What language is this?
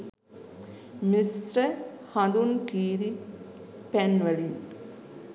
Sinhala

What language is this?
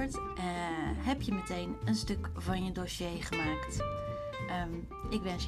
Dutch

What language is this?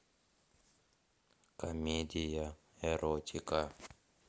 Russian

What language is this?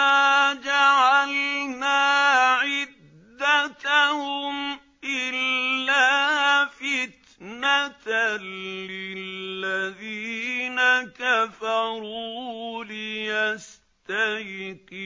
Arabic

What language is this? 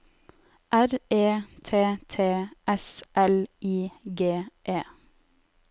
Norwegian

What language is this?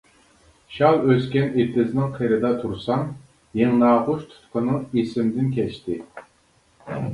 Uyghur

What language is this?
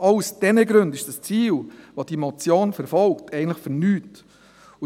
Swiss German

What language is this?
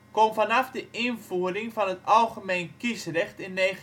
Dutch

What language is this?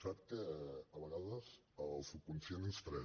Catalan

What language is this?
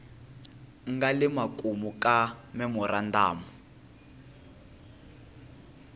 Tsonga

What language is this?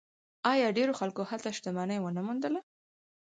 Pashto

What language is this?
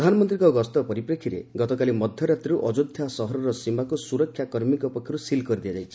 Odia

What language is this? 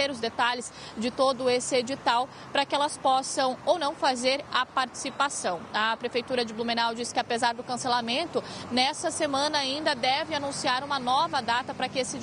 Portuguese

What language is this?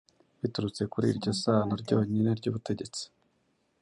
Kinyarwanda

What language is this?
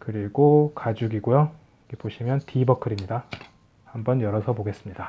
Korean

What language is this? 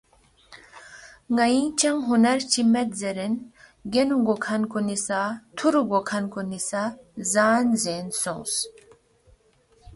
Balti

